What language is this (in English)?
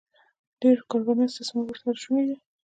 Pashto